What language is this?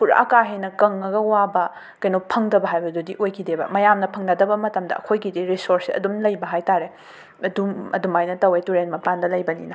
Manipuri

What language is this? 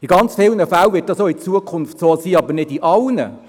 Swiss German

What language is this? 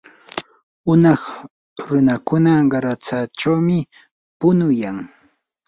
Yanahuanca Pasco Quechua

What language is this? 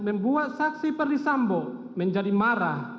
Indonesian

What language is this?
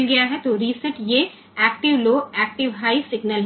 Hindi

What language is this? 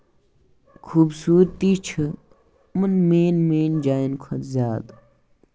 Kashmiri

